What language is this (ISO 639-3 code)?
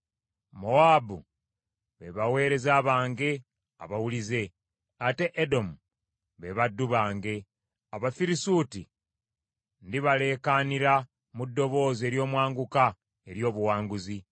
lug